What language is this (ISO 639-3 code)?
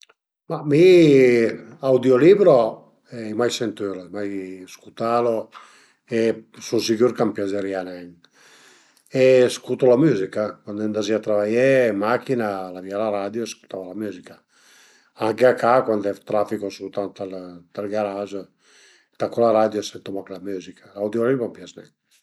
pms